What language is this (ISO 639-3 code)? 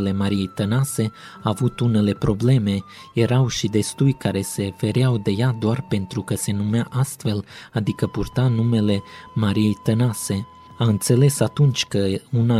ron